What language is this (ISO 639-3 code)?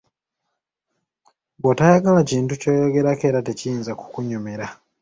lug